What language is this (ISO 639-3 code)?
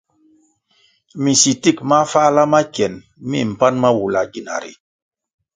nmg